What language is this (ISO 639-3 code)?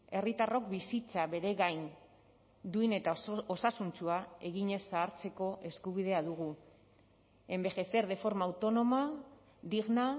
eus